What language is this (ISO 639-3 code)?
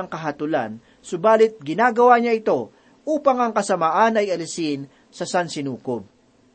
fil